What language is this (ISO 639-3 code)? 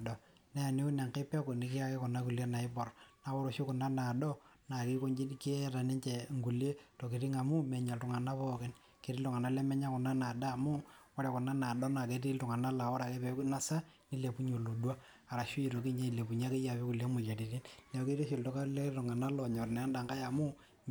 mas